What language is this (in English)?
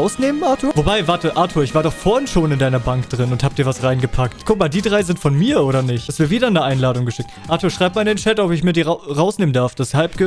German